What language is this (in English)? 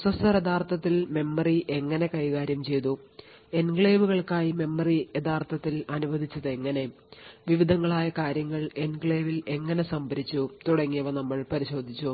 Malayalam